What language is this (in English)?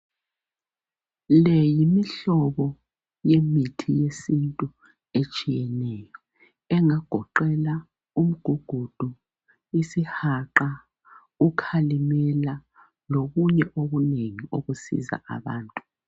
North Ndebele